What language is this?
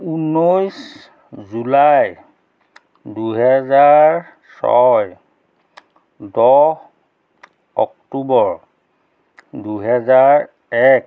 Assamese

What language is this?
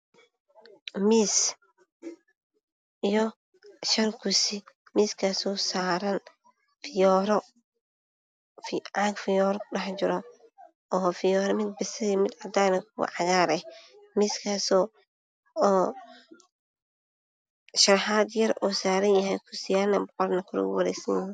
Somali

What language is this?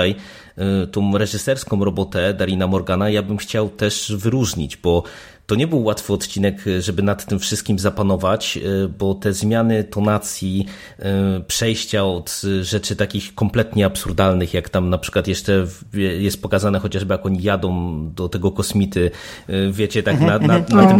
Polish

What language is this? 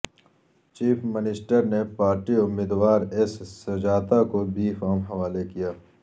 Urdu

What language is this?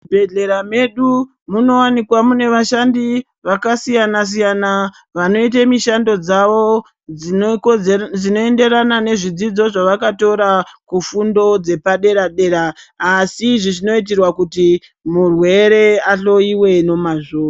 Ndau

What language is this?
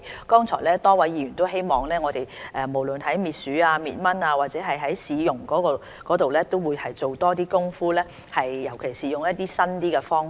Cantonese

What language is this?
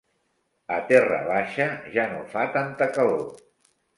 Catalan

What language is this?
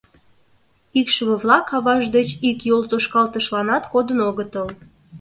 Mari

